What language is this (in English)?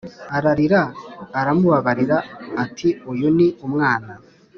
Kinyarwanda